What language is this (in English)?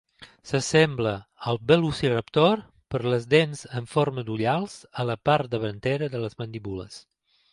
Catalan